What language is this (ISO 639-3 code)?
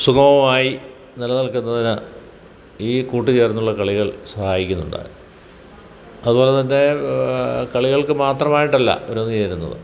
mal